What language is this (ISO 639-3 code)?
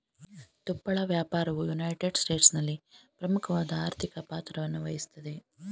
kan